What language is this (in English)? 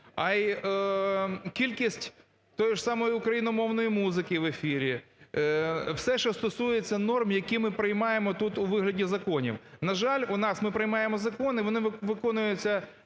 Ukrainian